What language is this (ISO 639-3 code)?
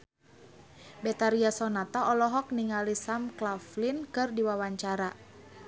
sun